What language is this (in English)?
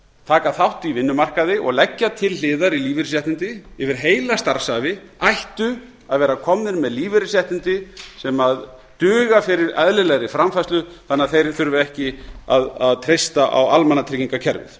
Icelandic